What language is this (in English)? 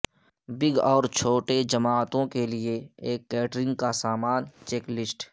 Urdu